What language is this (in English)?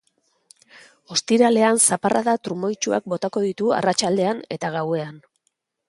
Basque